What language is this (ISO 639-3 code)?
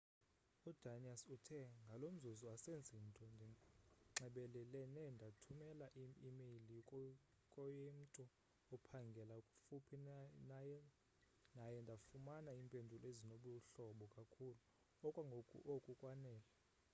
xho